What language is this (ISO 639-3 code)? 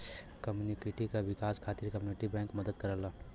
bho